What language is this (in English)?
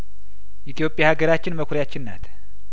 Amharic